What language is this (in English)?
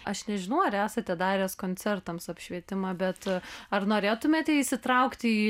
Lithuanian